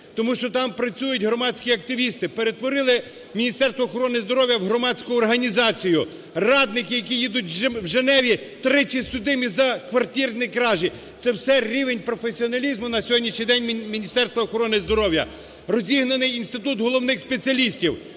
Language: Ukrainian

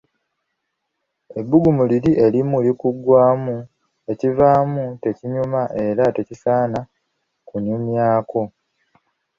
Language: Ganda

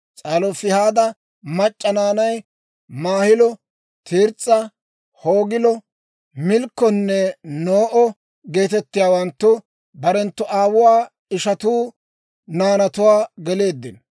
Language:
Dawro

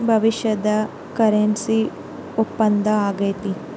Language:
Kannada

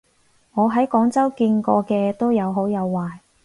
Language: Cantonese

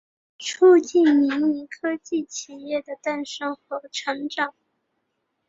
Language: Chinese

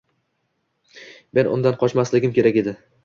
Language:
Uzbek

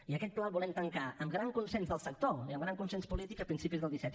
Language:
Catalan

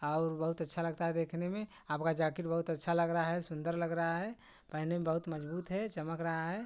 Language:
Hindi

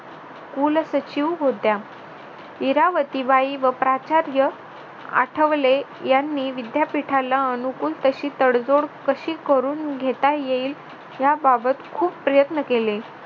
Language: Marathi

